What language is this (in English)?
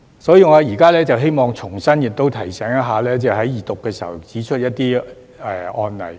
Cantonese